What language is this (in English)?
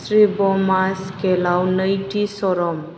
Bodo